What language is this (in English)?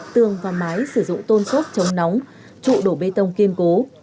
Vietnamese